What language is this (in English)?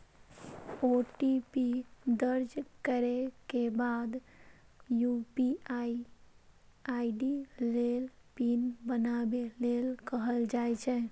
Maithili